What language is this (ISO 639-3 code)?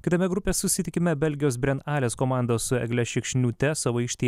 lit